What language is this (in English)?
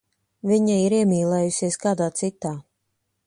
Latvian